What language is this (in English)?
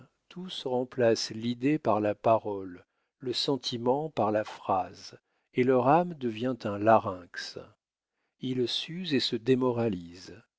French